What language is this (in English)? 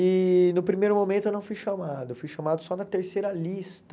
Portuguese